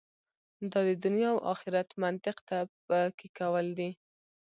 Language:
Pashto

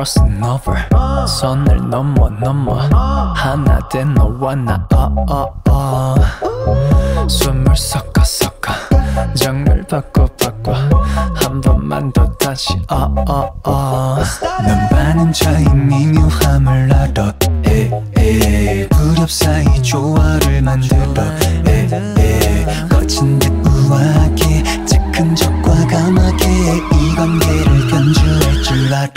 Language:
Korean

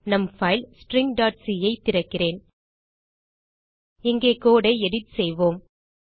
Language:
Tamil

